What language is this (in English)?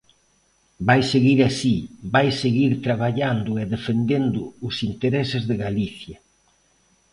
Galician